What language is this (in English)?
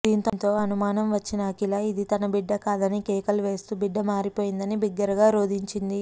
Telugu